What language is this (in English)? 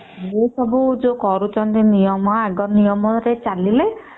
Odia